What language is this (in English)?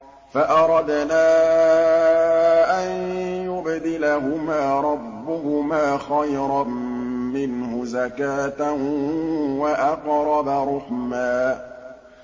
Arabic